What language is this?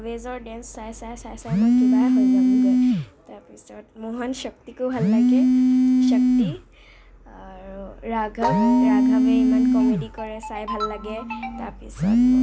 Assamese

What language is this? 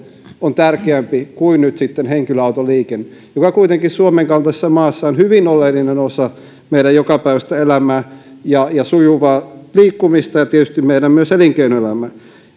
Finnish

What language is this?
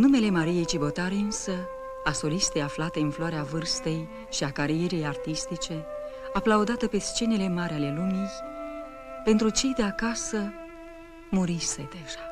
Romanian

